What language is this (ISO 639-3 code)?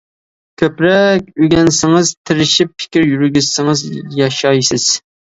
uig